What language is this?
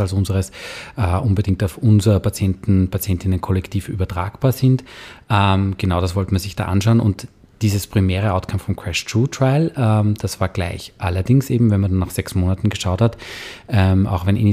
German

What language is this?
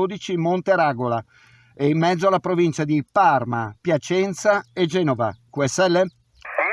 Italian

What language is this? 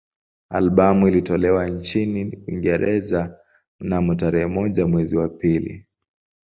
Swahili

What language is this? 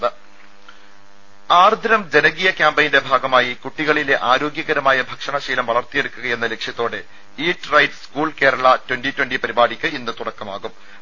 Malayalam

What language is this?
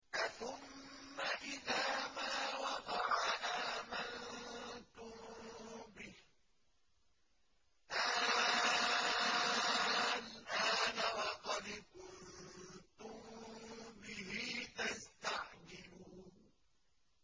Arabic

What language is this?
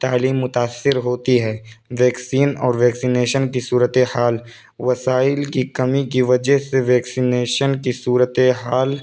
Urdu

